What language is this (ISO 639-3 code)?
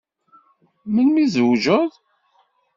kab